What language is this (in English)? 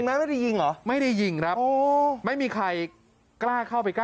Thai